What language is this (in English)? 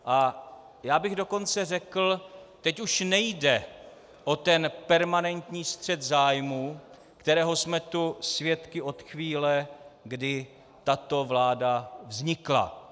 Czech